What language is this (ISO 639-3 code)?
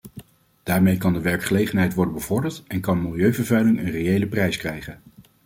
nld